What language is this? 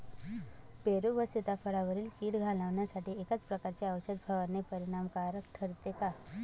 Marathi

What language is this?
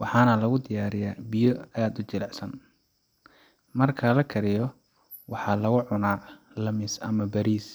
Somali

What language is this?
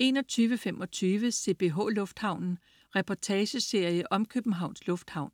Danish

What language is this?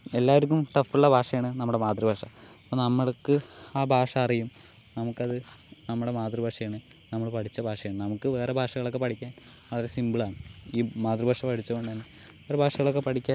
Malayalam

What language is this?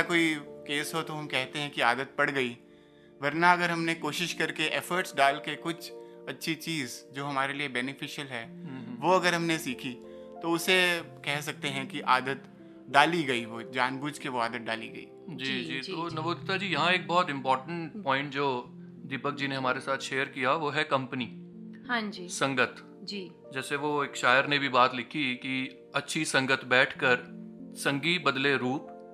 Hindi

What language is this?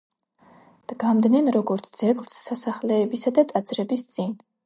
Georgian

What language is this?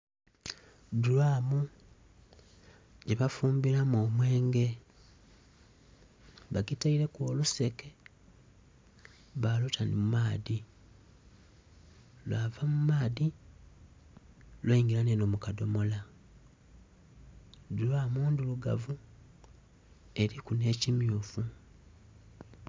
Soga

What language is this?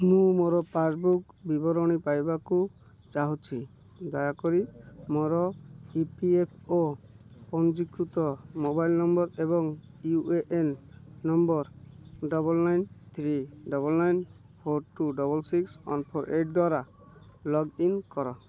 Odia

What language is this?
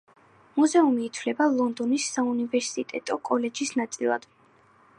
Georgian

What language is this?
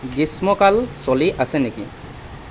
Assamese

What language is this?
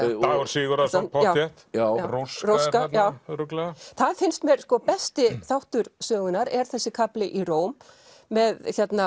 Icelandic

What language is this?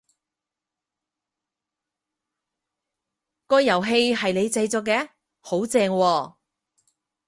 Cantonese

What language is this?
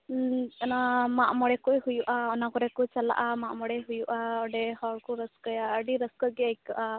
Santali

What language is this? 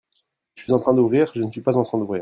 French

